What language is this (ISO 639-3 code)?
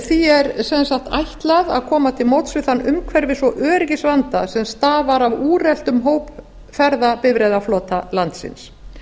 isl